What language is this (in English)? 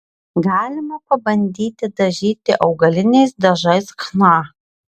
Lithuanian